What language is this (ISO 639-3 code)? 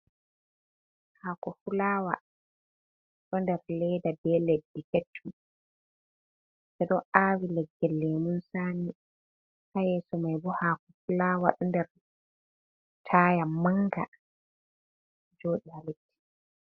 ful